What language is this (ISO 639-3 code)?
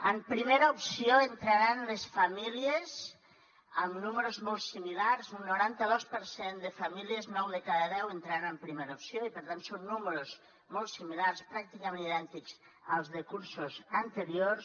cat